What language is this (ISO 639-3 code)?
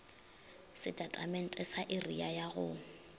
nso